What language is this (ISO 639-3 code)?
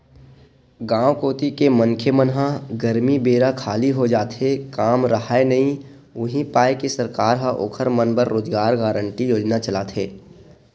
hne